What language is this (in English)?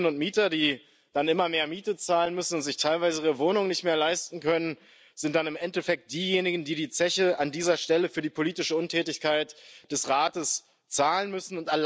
German